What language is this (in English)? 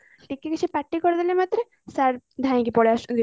Odia